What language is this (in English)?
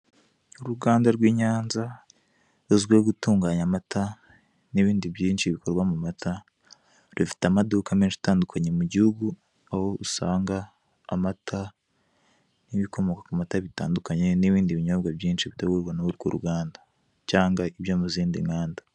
Kinyarwanda